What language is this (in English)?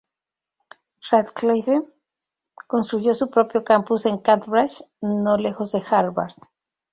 Spanish